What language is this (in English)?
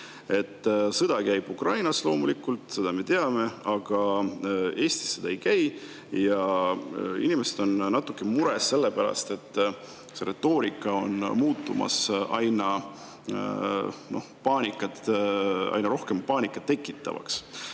Estonian